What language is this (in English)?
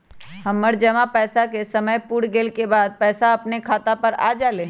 Magahi